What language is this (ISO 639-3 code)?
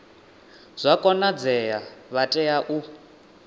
ven